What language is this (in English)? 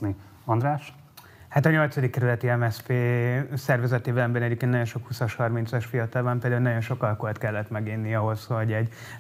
Hungarian